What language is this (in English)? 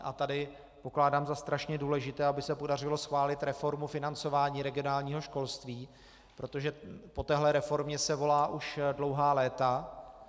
Czech